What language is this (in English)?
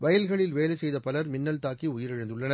Tamil